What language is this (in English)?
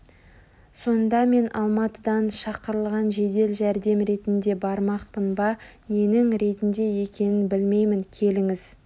Kazakh